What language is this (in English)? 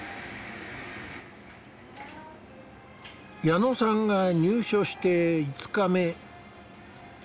Japanese